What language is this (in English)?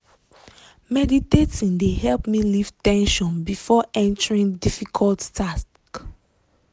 Nigerian Pidgin